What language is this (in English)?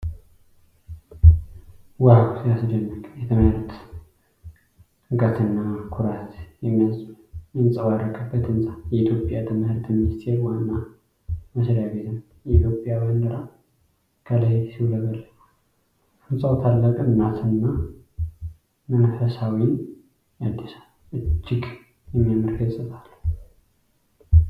Amharic